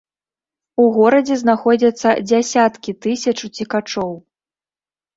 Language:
Belarusian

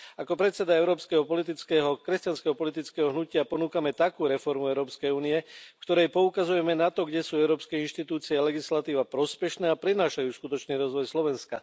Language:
Slovak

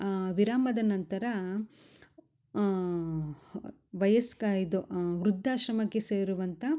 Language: Kannada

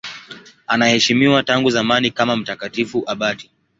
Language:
Swahili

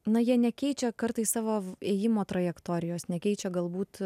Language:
Lithuanian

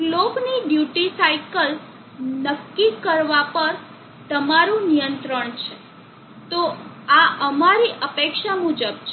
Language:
Gujarati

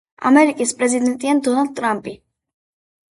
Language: Georgian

